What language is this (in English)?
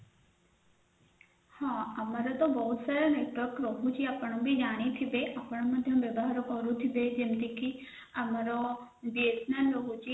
Odia